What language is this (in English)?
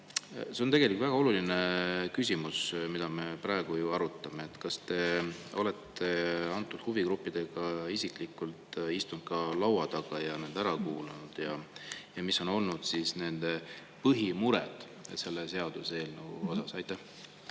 Estonian